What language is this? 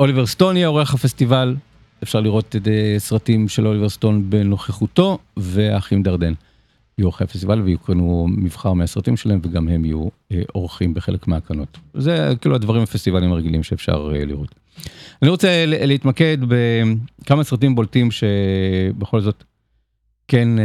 Hebrew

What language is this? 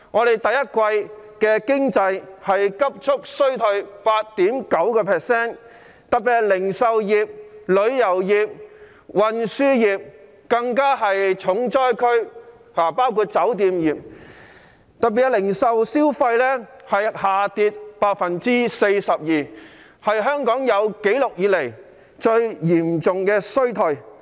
Cantonese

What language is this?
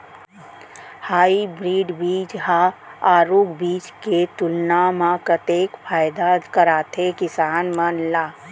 Chhattisgarhi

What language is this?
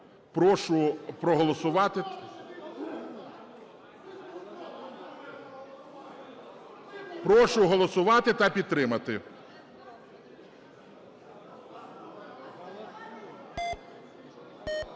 Ukrainian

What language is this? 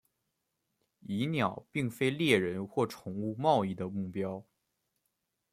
Chinese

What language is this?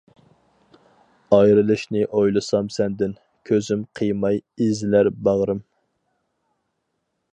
Uyghur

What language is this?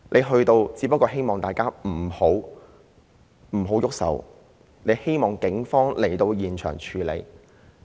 Cantonese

